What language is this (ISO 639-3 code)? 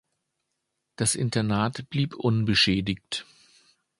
deu